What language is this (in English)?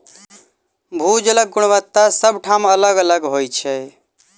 Maithili